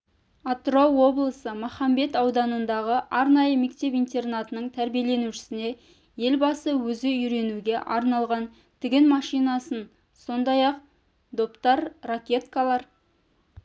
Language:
Kazakh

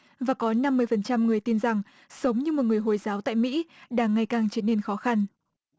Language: Vietnamese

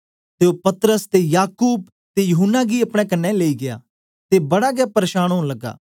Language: Dogri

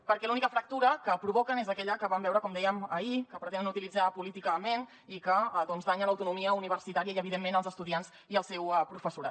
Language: Catalan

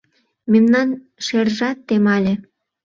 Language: Mari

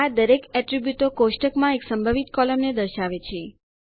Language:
Gujarati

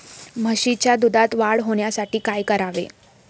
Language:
Marathi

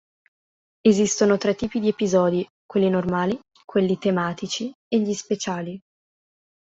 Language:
Italian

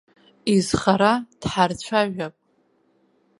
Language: Abkhazian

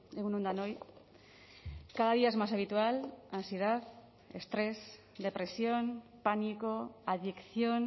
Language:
Basque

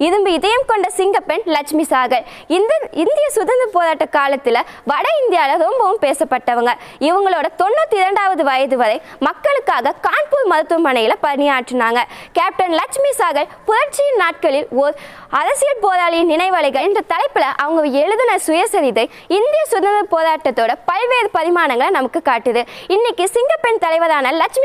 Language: Tamil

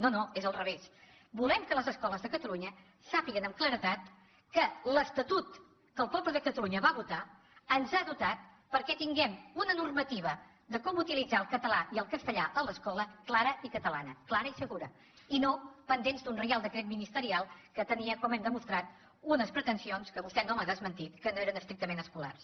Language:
Catalan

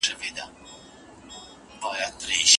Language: Pashto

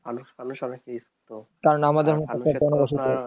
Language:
Bangla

